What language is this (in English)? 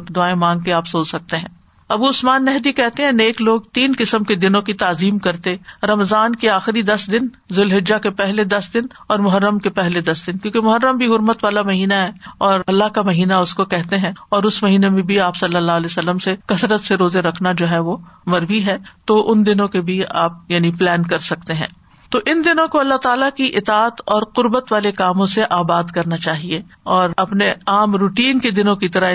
Urdu